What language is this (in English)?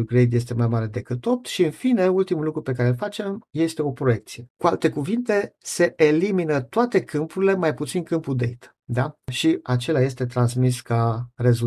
Romanian